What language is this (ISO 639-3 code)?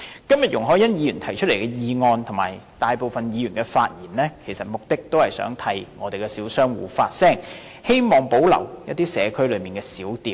yue